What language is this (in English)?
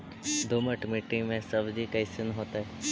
Magahi